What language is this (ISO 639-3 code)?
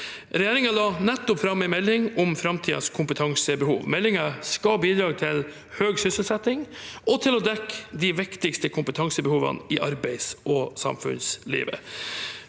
nor